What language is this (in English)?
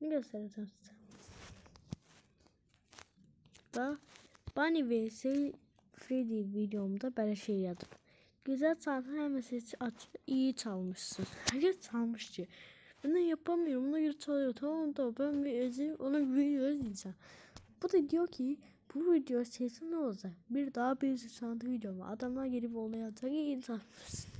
Turkish